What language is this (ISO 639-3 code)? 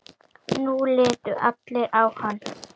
isl